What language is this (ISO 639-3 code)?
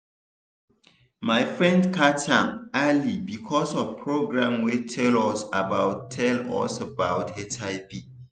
pcm